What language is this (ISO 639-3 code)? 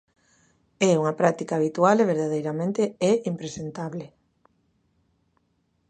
glg